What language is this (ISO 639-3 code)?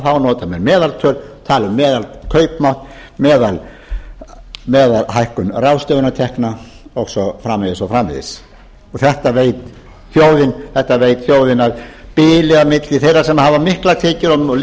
isl